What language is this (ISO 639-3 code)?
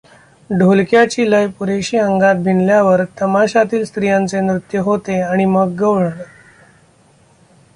mar